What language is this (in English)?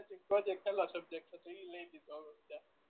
Gujarati